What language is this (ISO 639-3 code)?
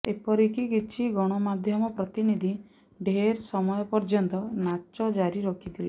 ori